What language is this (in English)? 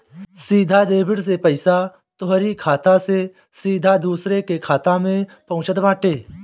Bhojpuri